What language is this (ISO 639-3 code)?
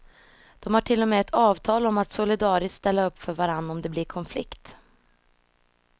swe